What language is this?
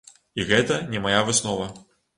Belarusian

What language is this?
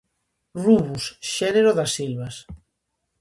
Galician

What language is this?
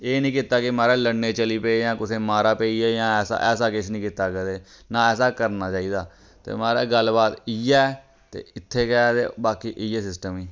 Dogri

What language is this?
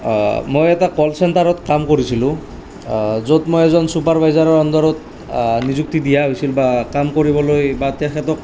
Assamese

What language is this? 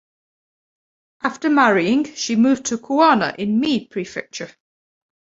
English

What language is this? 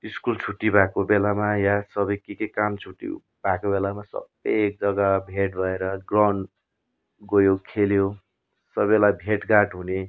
Nepali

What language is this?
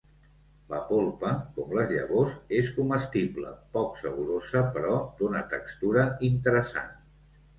Catalan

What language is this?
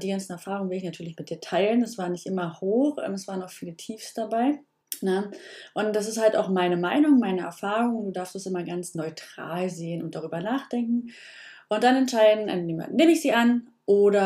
German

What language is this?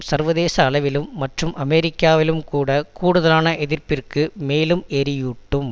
Tamil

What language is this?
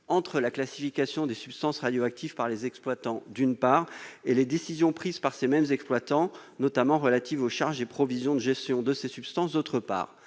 French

